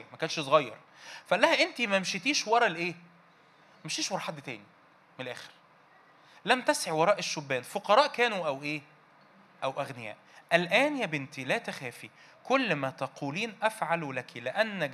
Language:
Arabic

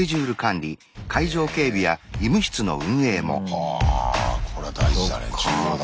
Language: Japanese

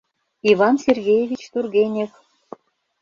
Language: Mari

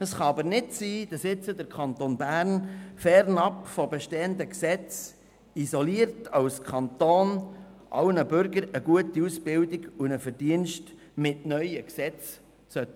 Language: Swiss German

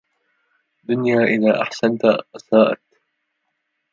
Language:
Arabic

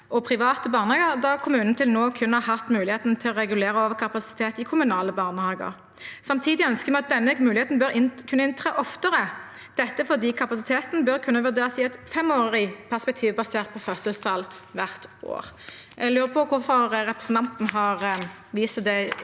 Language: Norwegian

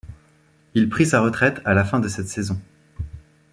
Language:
French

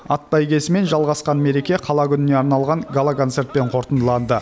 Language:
Kazakh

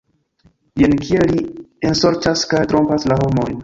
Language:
Esperanto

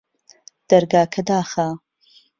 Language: Central Kurdish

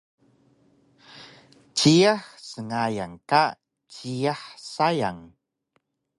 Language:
Taroko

